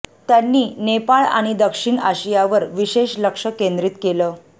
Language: Marathi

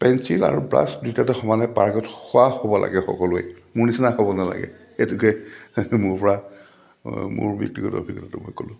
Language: Assamese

